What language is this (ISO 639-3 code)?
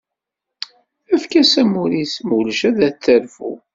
kab